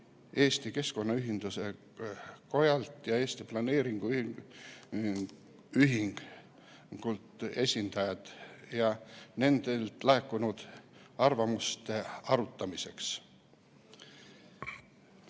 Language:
Estonian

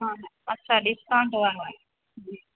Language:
Sindhi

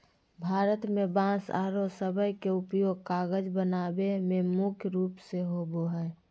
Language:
Magahi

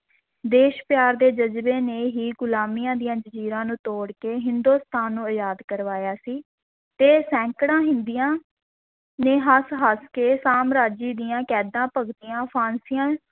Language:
Punjabi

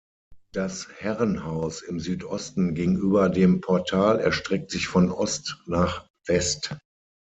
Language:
German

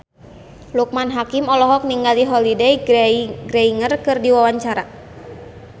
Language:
Sundanese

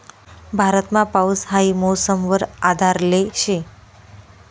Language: Marathi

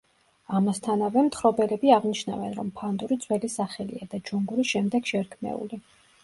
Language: Georgian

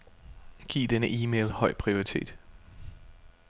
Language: Danish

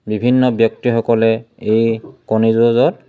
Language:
Assamese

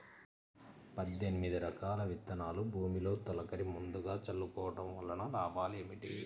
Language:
Telugu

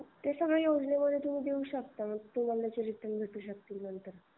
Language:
Marathi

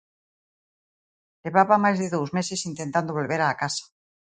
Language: Galician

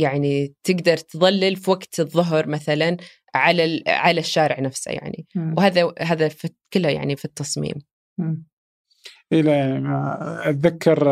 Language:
Arabic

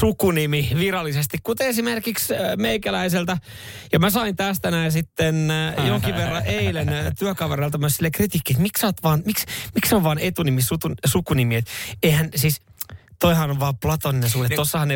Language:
Finnish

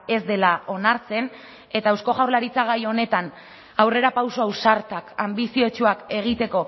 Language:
Basque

